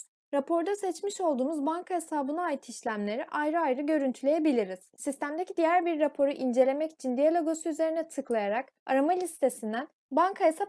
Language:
Turkish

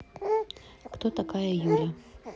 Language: Russian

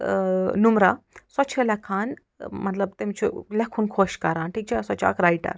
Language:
Kashmiri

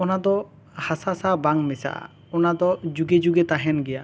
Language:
Santali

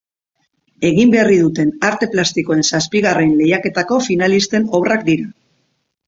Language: Basque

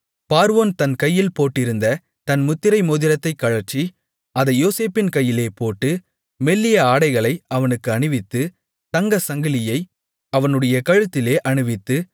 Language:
Tamil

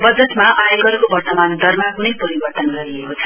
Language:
Nepali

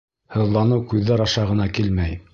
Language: Bashkir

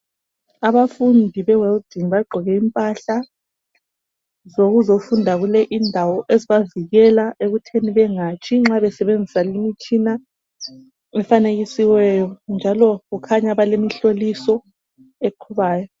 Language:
North Ndebele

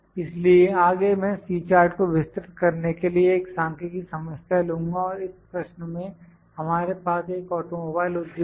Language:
Hindi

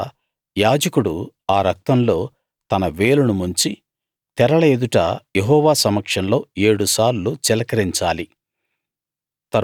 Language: Telugu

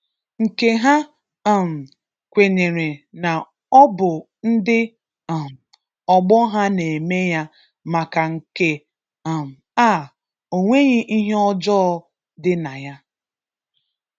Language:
Igbo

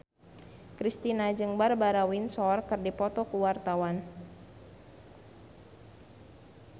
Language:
Sundanese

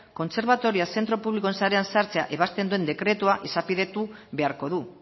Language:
Basque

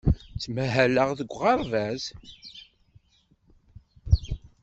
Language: Kabyle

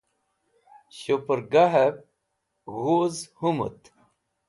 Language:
Wakhi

